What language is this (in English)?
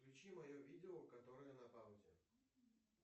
Russian